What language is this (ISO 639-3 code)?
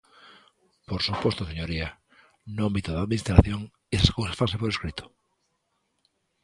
glg